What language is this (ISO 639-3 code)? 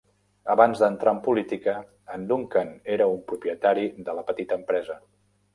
cat